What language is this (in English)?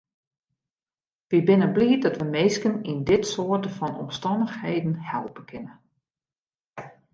Western Frisian